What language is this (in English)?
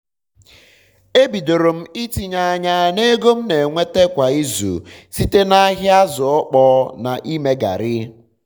Igbo